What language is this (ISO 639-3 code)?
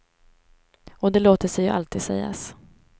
swe